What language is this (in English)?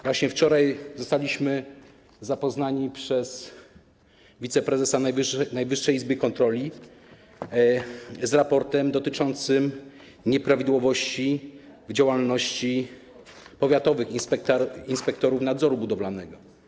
Polish